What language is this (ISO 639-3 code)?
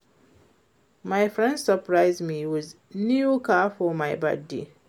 pcm